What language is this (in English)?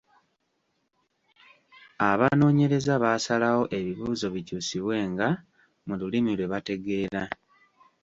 Ganda